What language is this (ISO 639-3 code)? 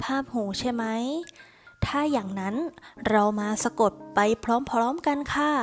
tha